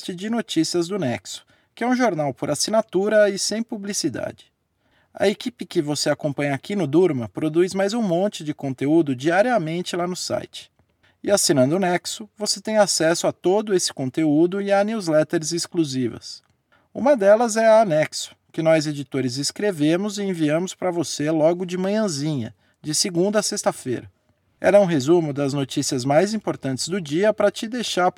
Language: Portuguese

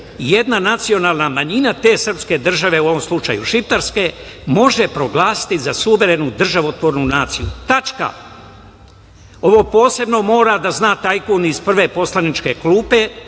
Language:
Serbian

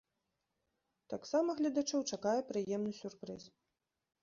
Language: Belarusian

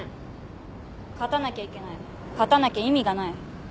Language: Japanese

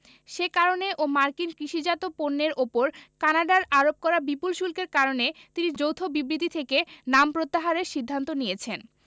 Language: Bangla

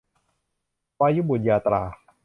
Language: Thai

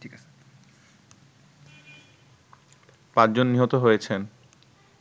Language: Bangla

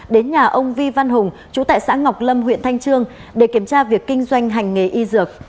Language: Vietnamese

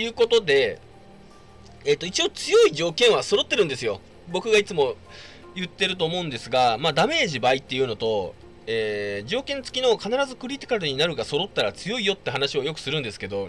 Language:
Japanese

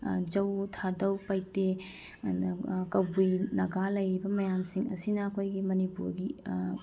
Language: Manipuri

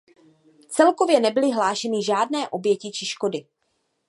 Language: Czech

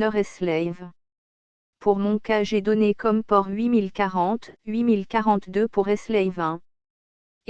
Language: French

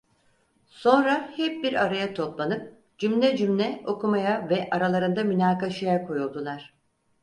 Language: Turkish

